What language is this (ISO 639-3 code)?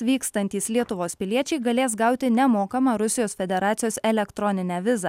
lit